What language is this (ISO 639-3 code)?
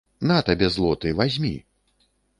bel